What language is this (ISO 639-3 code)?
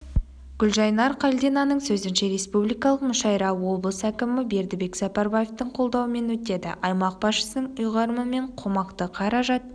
kaz